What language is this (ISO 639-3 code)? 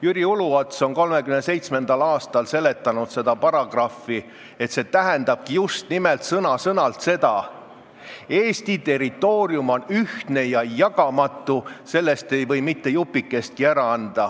est